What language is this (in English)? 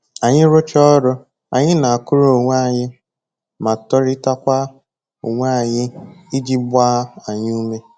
Igbo